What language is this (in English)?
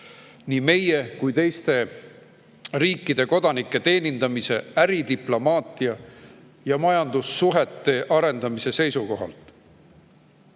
Estonian